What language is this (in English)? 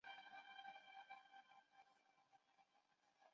Chinese